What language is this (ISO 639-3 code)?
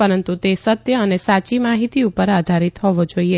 guj